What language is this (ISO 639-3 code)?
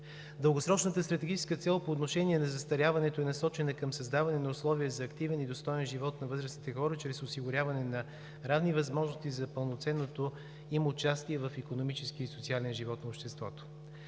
bul